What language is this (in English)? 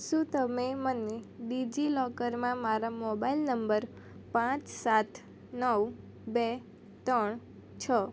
Gujarati